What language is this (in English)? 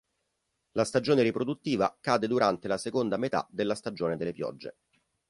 Italian